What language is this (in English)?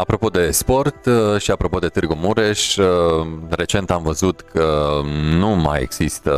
Romanian